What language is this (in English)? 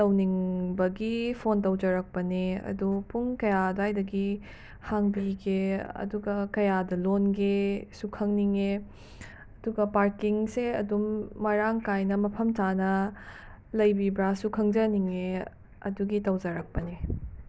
Manipuri